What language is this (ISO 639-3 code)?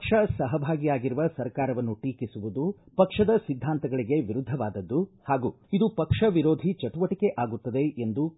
kan